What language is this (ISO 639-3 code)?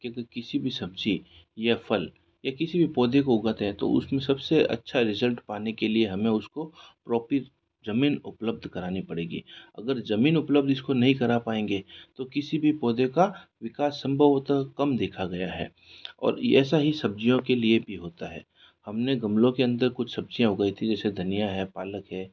hin